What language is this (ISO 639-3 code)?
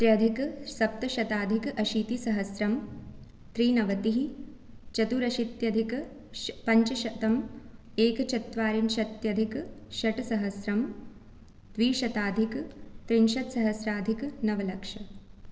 san